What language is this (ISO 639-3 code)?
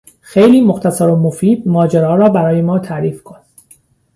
fas